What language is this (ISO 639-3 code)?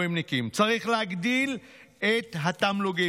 heb